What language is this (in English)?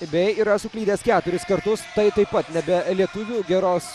Lithuanian